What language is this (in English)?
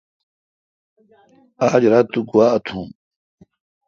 Kalkoti